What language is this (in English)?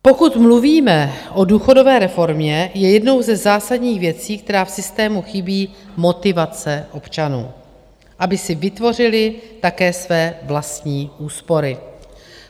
Czech